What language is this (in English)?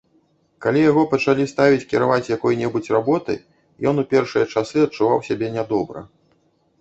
Belarusian